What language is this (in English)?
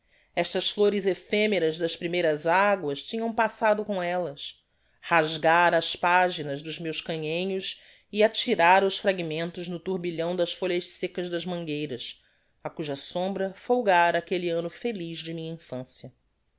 Portuguese